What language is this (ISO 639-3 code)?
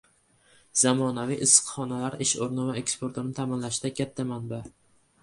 uzb